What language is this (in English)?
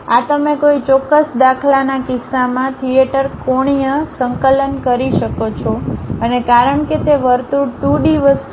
Gujarati